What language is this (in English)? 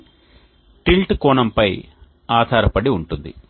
Telugu